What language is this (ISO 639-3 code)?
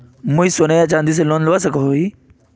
mag